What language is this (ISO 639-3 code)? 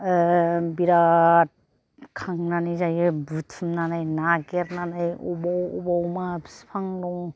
brx